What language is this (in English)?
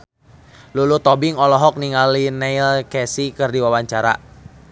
Sundanese